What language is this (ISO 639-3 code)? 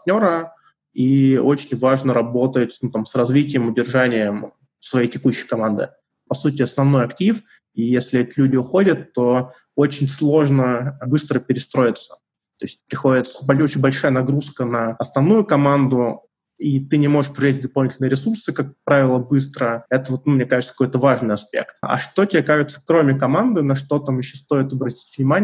rus